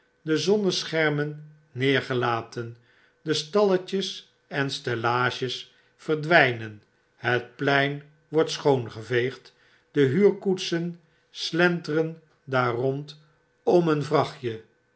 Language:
Dutch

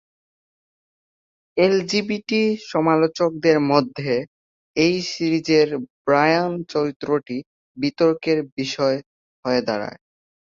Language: Bangla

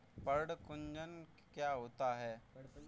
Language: Hindi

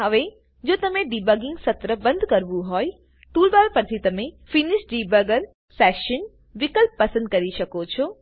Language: Gujarati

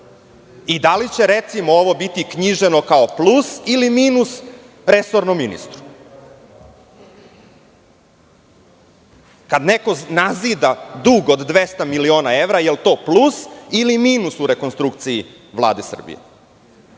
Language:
Serbian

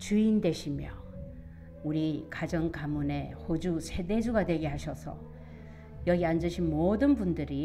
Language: Korean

